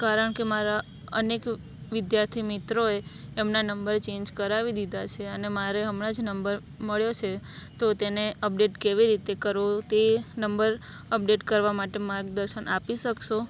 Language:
Gujarati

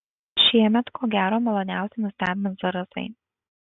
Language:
Lithuanian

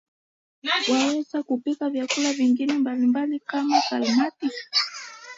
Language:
Swahili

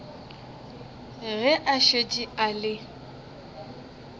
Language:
Northern Sotho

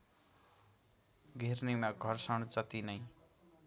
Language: Nepali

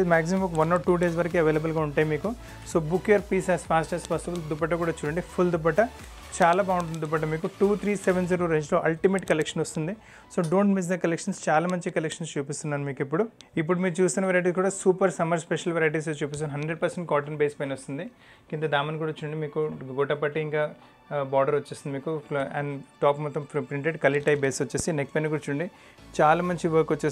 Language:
Telugu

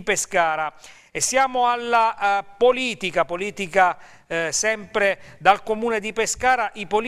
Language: Italian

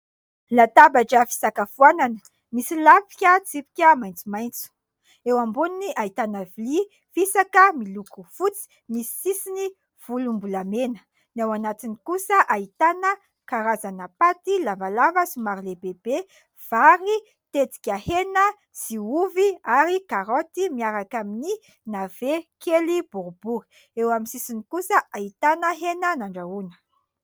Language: Malagasy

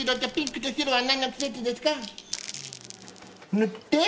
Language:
Japanese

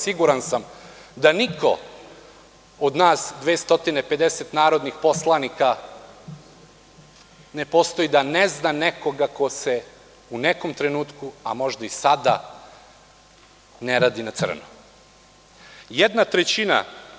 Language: Serbian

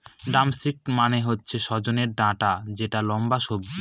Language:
Bangla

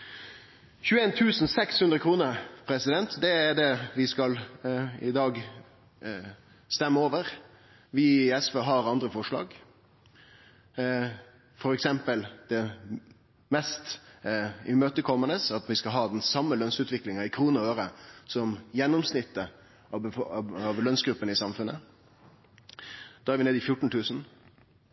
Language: Norwegian Nynorsk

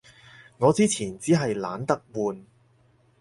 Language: Cantonese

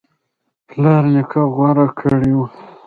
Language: Pashto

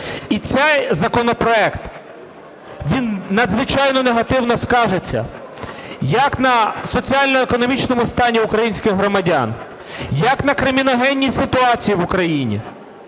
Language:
Ukrainian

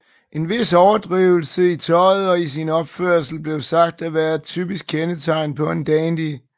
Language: Danish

